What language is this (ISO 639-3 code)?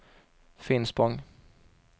swe